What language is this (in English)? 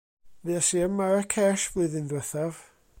Welsh